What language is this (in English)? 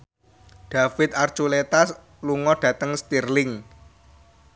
Javanese